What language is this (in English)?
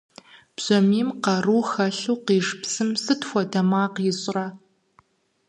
Kabardian